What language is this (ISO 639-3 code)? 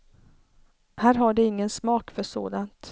swe